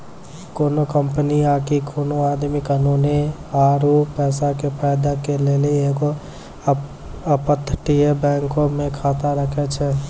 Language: Maithili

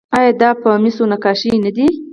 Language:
Pashto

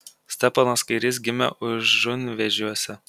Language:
Lithuanian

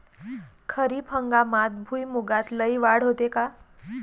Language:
Marathi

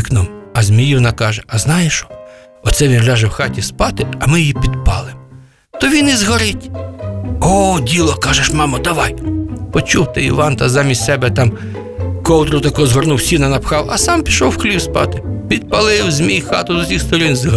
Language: Ukrainian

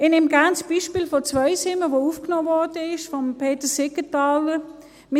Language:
Swiss German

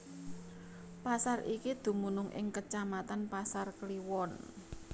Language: Javanese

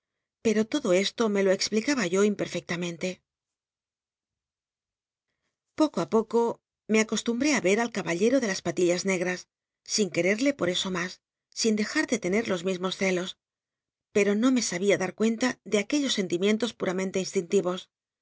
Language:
Spanish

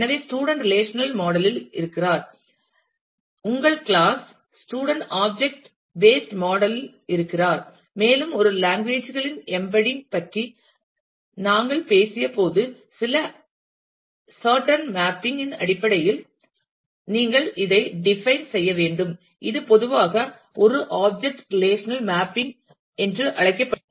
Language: Tamil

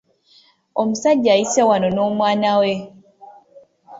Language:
Ganda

